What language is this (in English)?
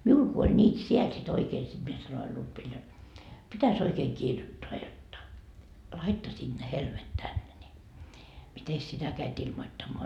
Finnish